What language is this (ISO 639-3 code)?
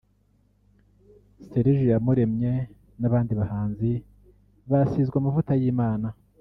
kin